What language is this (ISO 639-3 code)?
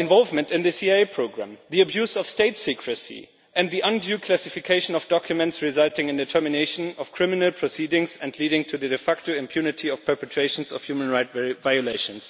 eng